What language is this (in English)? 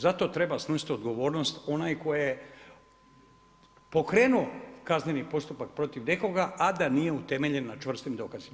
Croatian